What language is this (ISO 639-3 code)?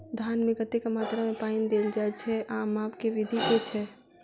mai